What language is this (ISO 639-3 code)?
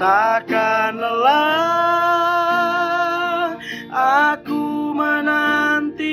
ind